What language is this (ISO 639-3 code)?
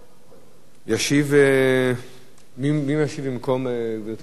heb